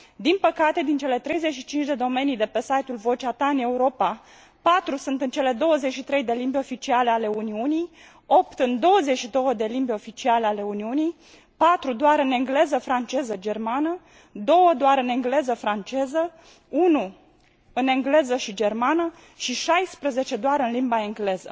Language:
Romanian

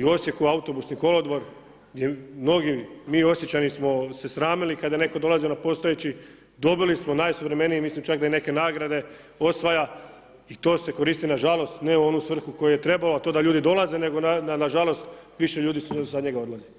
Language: Croatian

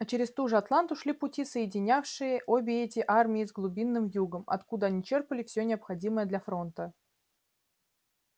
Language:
Russian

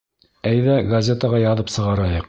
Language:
Bashkir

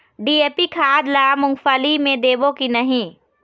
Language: Chhattisgarhi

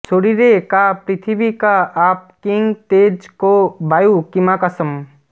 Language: Bangla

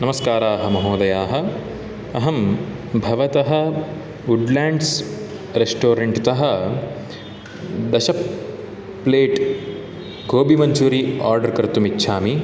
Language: Sanskrit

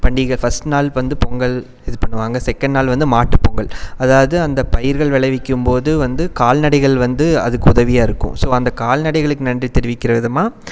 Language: Tamil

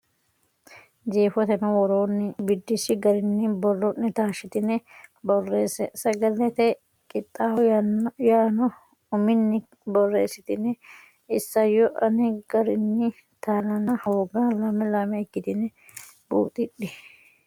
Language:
Sidamo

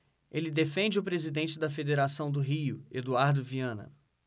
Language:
Portuguese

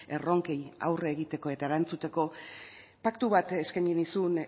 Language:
Basque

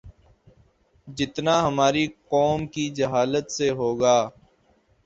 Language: Urdu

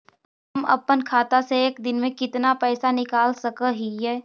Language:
Magahi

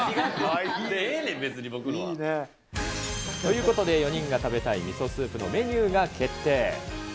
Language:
Japanese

